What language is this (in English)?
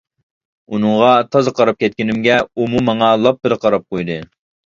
Uyghur